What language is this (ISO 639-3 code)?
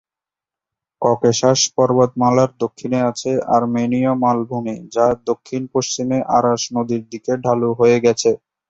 ben